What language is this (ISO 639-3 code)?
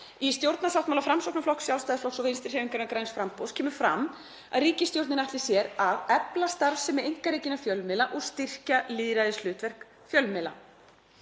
isl